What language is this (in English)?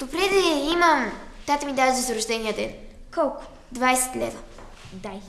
Bulgarian